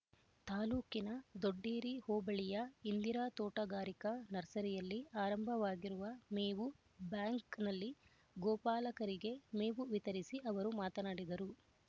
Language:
Kannada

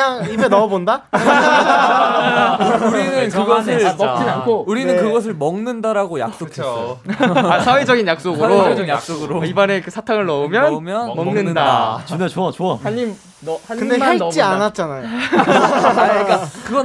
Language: Korean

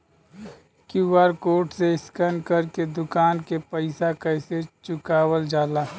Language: Bhojpuri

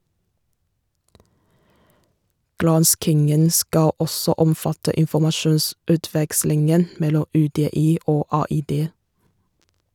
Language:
Norwegian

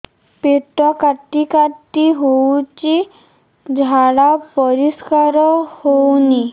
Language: Odia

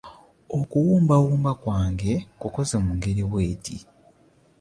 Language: Ganda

